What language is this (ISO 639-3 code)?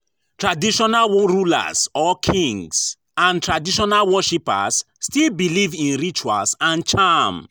pcm